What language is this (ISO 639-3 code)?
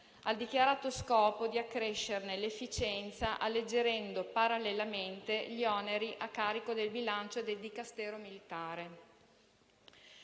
ita